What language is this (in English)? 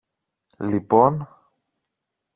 Greek